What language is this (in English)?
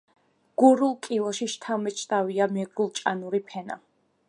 Georgian